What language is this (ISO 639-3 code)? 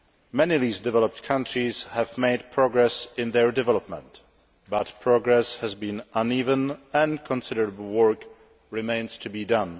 eng